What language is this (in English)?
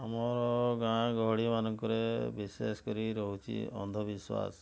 Odia